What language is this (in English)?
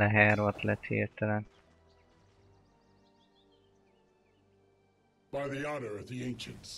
Hungarian